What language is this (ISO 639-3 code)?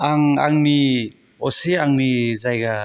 brx